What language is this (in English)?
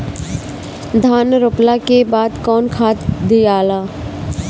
Bhojpuri